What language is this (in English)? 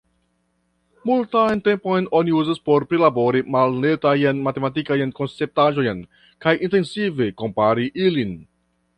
Esperanto